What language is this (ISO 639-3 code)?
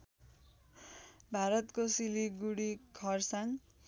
nep